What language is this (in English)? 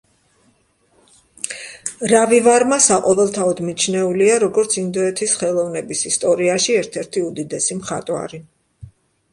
Georgian